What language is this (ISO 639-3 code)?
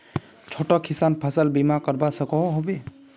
mag